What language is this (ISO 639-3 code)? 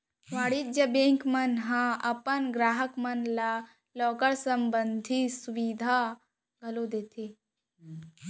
hne